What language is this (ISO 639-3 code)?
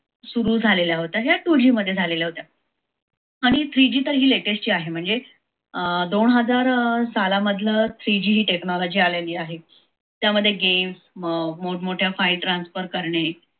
mar